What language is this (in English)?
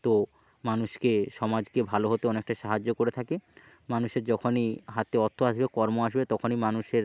Bangla